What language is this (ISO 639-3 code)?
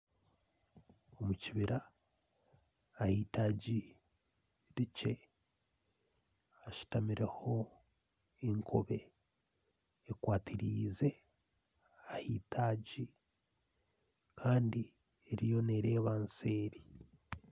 nyn